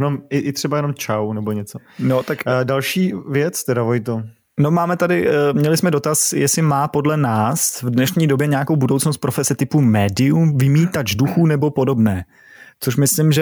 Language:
Czech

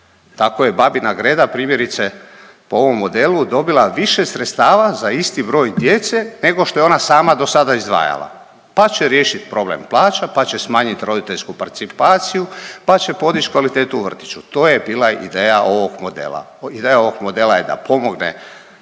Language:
Croatian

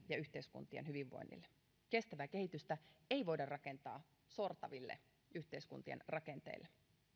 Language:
Finnish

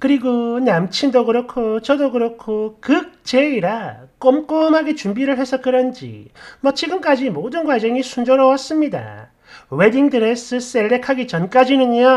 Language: Korean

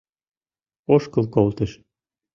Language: Mari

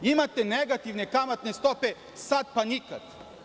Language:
Serbian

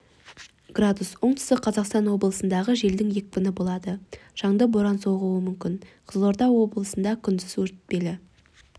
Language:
Kazakh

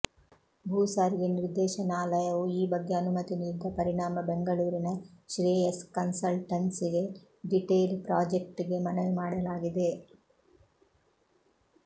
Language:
Kannada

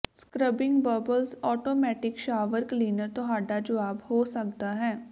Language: Punjabi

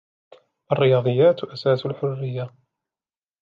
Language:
Arabic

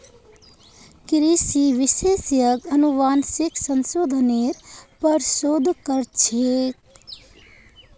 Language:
Magahi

